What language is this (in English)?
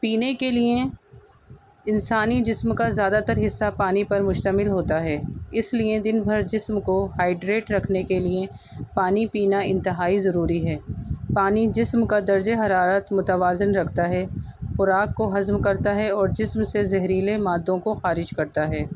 Urdu